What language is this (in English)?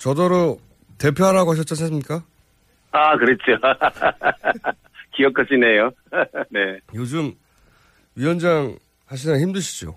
Korean